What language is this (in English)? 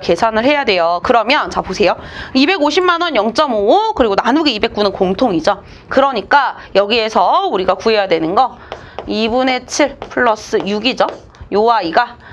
Korean